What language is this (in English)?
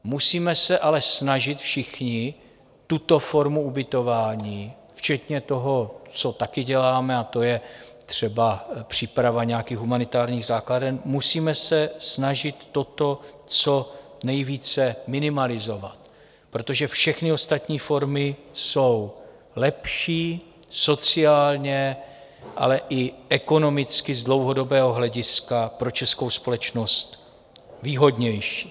Czech